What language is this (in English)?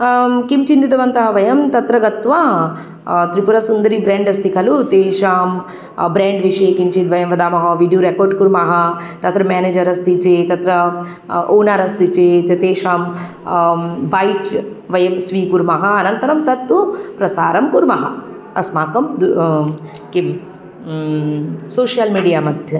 Sanskrit